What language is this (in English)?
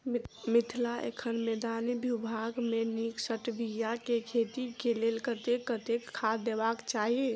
Maithili